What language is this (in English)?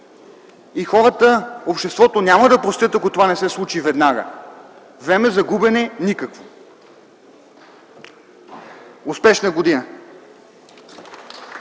Bulgarian